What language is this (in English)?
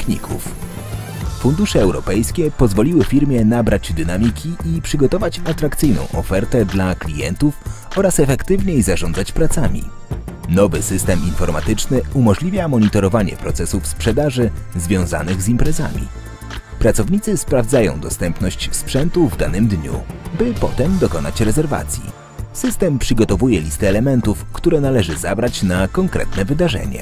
Polish